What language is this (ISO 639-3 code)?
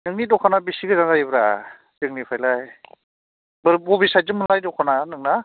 brx